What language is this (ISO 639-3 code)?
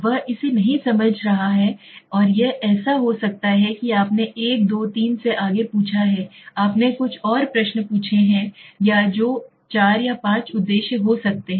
hin